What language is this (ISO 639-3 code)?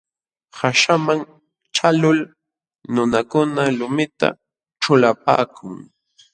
qxw